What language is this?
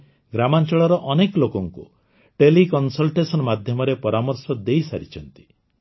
Odia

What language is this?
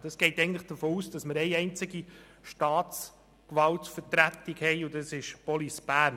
Swiss German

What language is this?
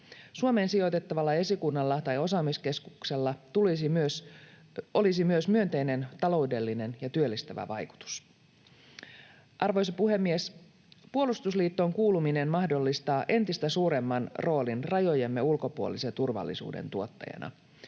Finnish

